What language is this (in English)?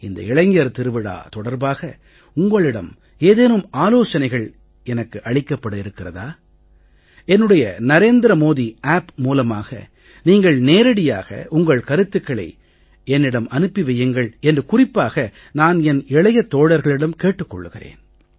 Tamil